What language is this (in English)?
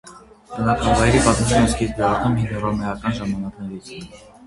Armenian